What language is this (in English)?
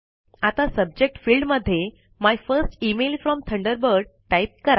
Marathi